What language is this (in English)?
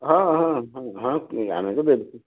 Odia